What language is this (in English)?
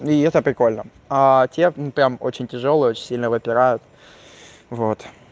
Russian